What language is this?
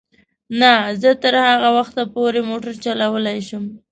Pashto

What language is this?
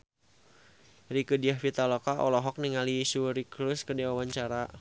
Sundanese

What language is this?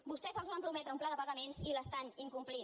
Catalan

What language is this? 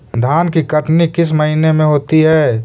Magahi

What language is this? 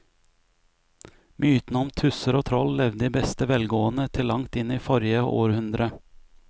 Norwegian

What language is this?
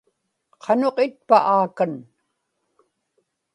Inupiaq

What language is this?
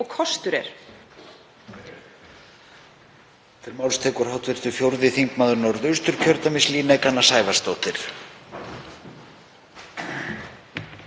Icelandic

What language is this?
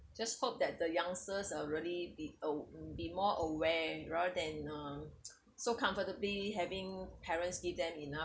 English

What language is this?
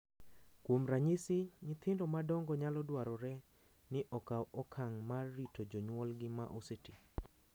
Luo (Kenya and Tanzania)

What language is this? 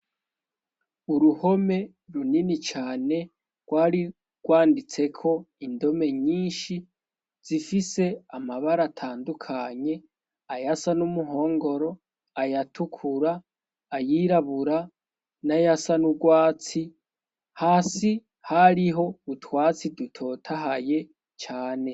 Rundi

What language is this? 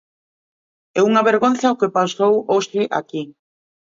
Galician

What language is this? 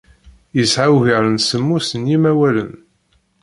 Kabyle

